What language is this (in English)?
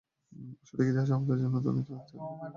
Bangla